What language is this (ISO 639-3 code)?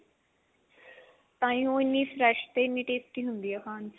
pan